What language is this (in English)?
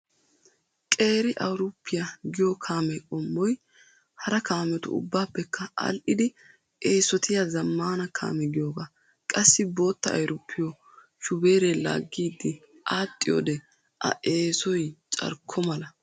Wolaytta